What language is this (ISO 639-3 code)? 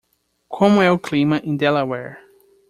por